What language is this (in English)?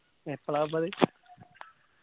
Malayalam